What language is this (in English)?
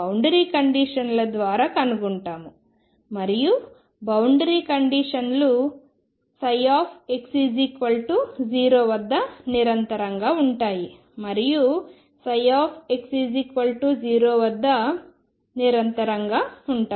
Telugu